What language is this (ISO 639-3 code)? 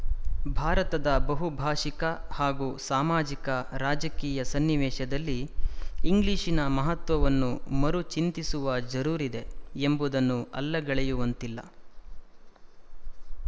kan